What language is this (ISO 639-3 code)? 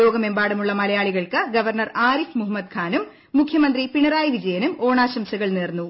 mal